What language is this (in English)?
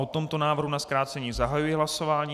Czech